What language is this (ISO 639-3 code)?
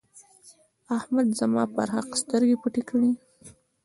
pus